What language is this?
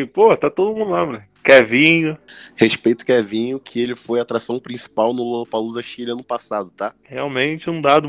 Portuguese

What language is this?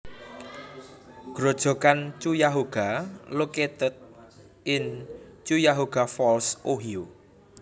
Javanese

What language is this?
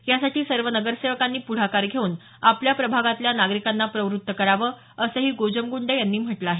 Marathi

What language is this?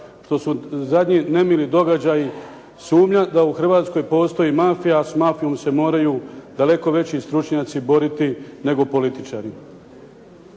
Croatian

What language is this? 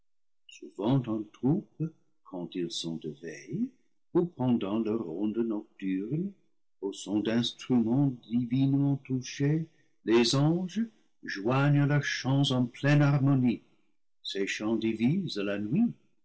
French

